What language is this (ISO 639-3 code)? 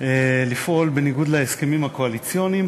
heb